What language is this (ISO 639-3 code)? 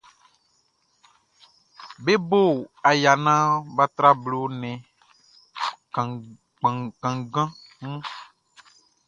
bci